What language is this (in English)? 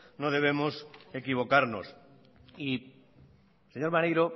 Spanish